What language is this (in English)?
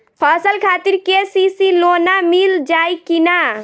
Bhojpuri